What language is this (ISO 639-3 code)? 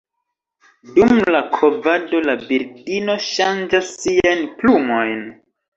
epo